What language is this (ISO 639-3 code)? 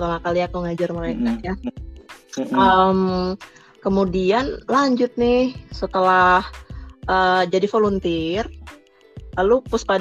ind